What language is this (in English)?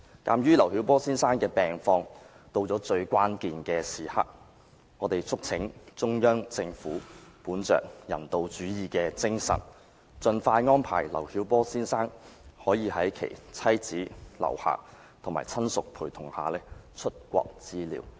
Cantonese